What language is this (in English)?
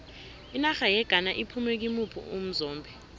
South Ndebele